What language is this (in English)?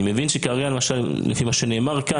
Hebrew